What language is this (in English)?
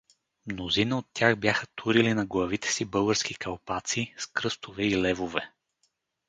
Bulgarian